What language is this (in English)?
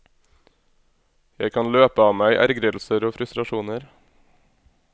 Norwegian